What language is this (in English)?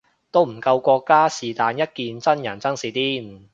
Cantonese